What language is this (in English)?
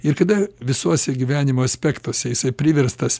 Lithuanian